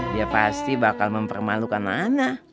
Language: Indonesian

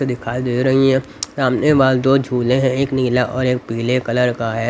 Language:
Hindi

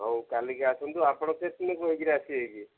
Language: Odia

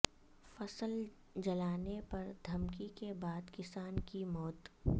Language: Urdu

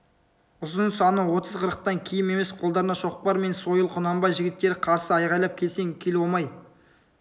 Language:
Kazakh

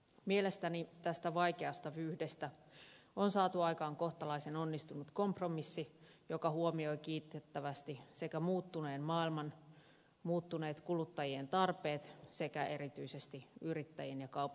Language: Finnish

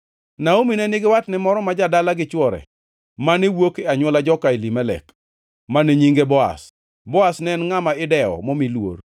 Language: Luo (Kenya and Tanzania)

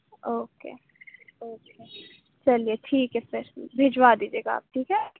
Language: Urdu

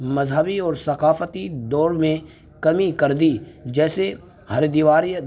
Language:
Urdu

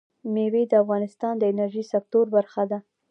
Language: Pashto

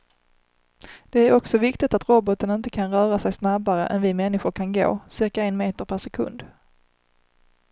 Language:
Swedish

